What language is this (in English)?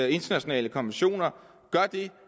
Danish